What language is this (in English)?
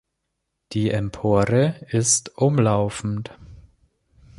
German